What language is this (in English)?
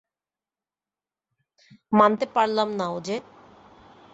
Bangla